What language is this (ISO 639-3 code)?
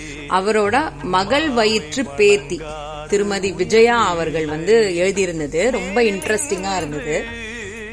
tam